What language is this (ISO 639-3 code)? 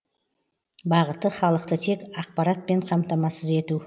kaz